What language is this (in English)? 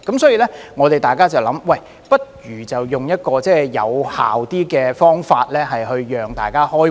Cantonese